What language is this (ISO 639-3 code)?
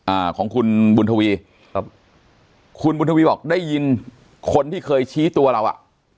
tha